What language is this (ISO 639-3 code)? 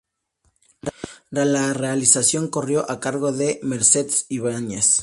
spa